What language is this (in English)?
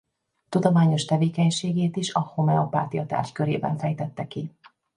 Hungarian